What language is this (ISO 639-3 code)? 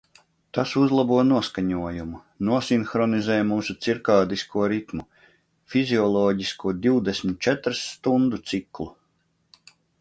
lav